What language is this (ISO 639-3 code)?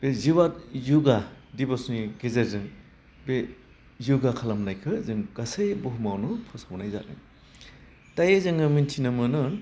brx